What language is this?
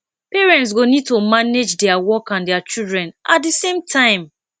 Nigerian Pidgin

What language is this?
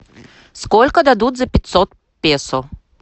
Russian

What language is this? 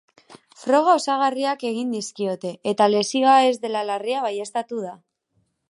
Basque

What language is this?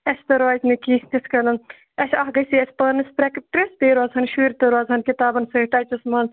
Kashmiri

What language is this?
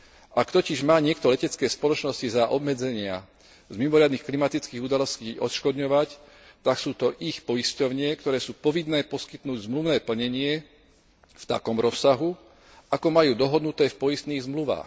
Slovak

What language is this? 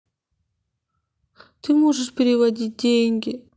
Russian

